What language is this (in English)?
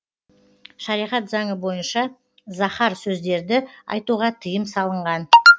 Kazakh